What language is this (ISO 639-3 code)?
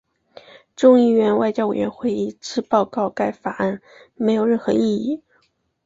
zho